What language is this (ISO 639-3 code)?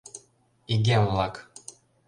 chm